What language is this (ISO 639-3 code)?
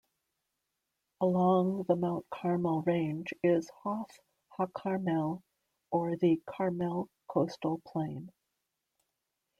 eng